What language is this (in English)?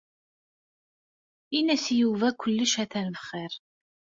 Kabyle